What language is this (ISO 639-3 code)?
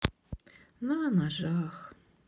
rus